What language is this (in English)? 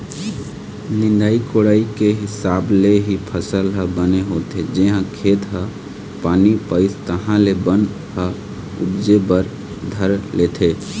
Chhattisgarhi